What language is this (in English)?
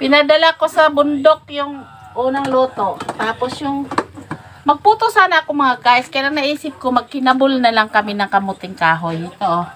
Filipino